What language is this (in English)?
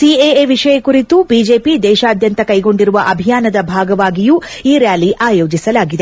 Kannada